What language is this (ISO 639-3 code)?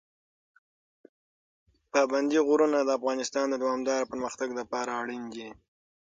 pus